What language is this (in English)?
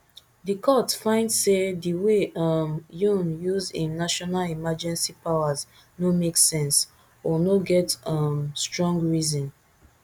Nigerian Pidgin